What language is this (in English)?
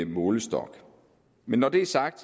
Danish